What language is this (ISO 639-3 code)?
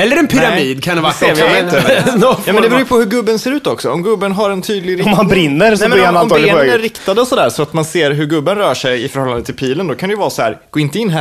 swe